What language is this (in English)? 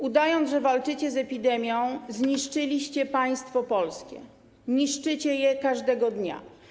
Polish